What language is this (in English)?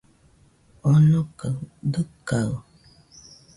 Nüpode Huitoto